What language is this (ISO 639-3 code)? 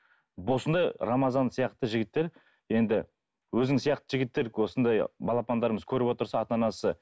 kaz